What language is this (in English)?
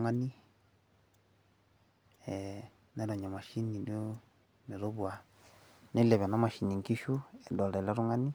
Masai